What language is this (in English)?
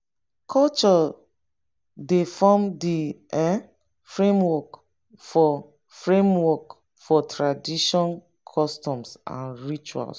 Nigerian Pidgin